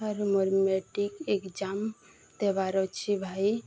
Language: Odia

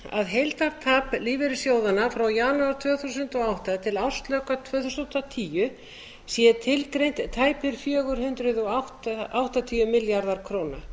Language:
Icelandic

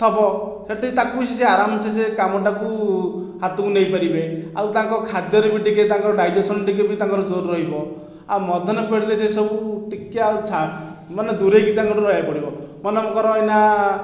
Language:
Odia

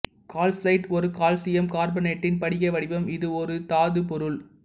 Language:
Tamil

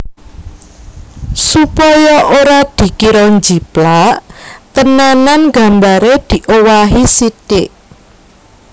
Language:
Javanese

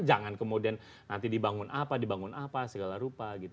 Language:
Indonesian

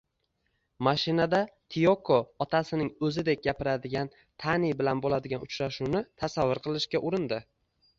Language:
Uzbek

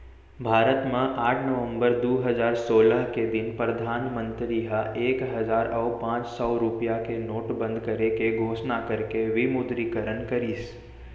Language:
Chhattisgarhi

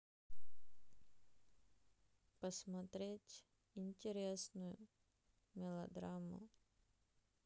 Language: Russian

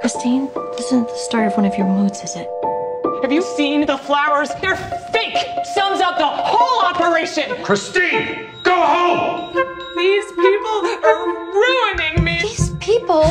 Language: English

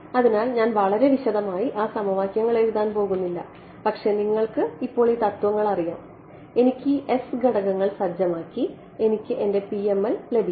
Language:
Malayalam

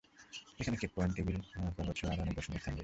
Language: Bangla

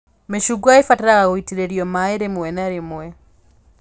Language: Kikuyu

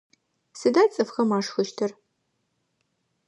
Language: Adyghe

